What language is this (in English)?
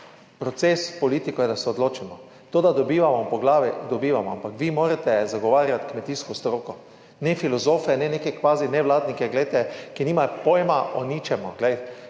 Slovenian